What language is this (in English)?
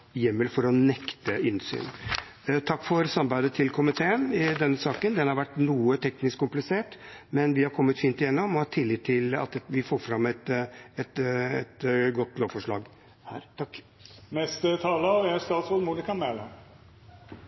Norwegian Bokmål